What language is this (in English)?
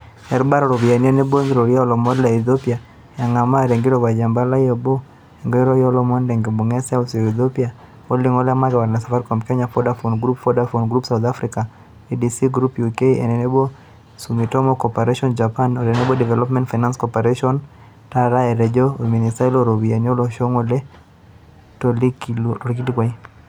Masai